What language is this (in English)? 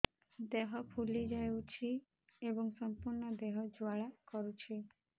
Odia